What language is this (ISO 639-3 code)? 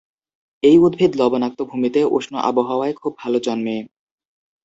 ben